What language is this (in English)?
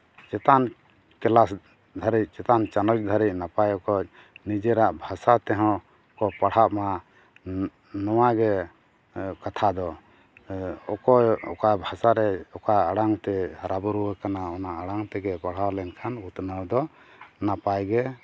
Santali